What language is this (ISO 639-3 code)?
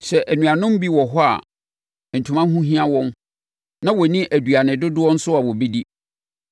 aka